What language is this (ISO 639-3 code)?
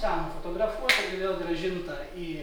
lit